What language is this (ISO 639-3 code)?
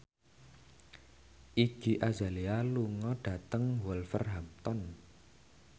jav